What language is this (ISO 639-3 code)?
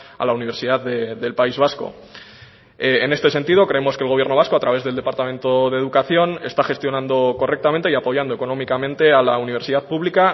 spa